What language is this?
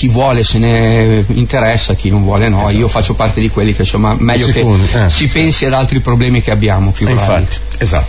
Italian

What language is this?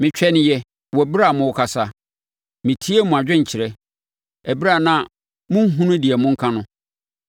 Akan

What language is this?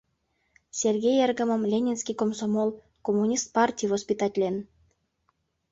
Mari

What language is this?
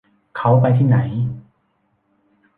Thai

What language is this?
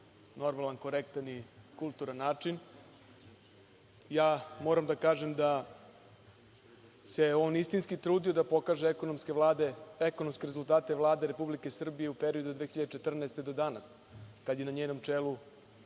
Serbian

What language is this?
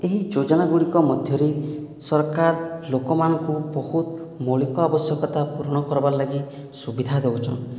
Odia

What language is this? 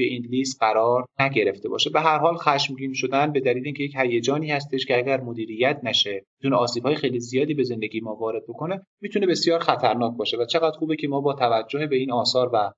Persian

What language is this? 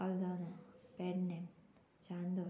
Konkani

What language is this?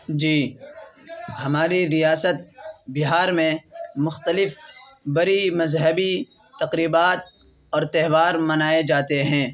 Urdu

